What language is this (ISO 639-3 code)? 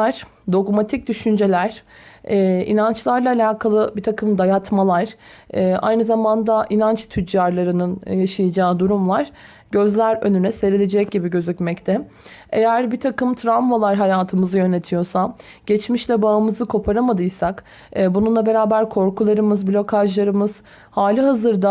tur